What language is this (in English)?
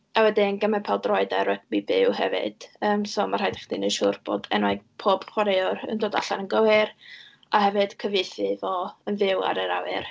Welsh